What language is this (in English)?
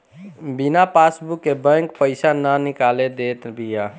Bhojpuri